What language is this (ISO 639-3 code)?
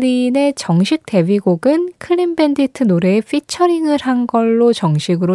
kor